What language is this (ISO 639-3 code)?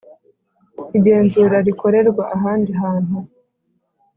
kin